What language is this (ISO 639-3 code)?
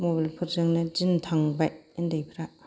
brx